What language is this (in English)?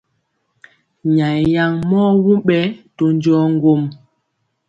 Mpiemo